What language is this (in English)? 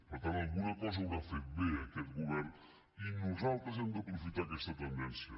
Catalan